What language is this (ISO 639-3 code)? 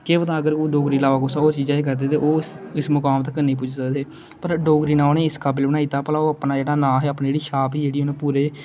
doi